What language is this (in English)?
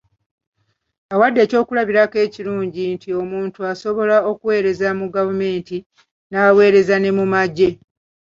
Ganda